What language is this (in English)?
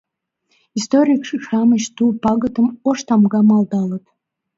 Mari